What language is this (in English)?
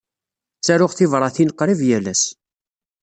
Kabyle